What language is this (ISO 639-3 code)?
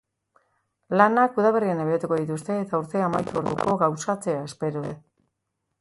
eus